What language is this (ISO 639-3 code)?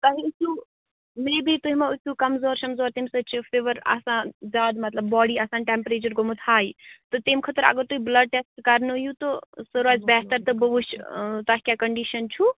kas